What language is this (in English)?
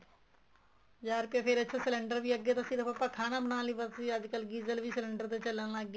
Punjabi